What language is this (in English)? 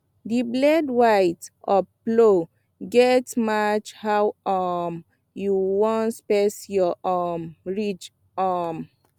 Nigerian Pidgin